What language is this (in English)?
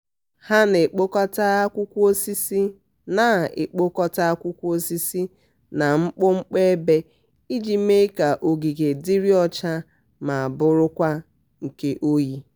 Igbo